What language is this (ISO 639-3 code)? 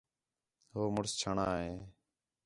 xhe